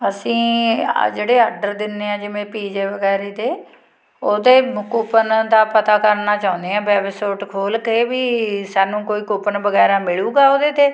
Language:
Punjabi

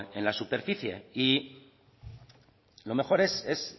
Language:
Spanish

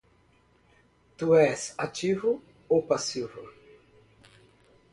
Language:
Portuguese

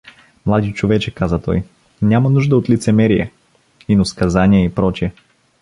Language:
Bulgarian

